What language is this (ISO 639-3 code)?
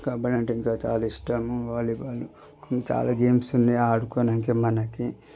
tel